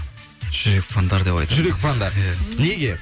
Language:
Kazakh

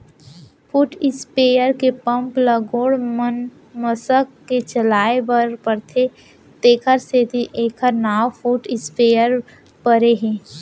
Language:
Chhattisgarhi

